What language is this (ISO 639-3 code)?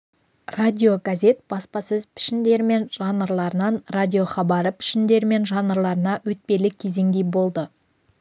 kaz